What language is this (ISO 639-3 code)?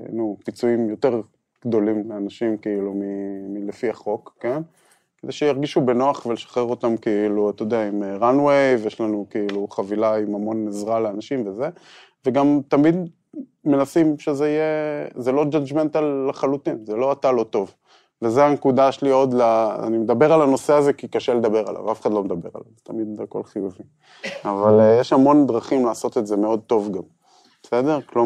heb